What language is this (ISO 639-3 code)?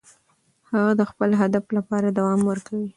pus